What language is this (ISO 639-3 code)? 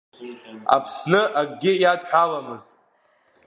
abk